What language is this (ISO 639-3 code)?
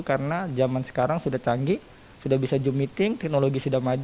ind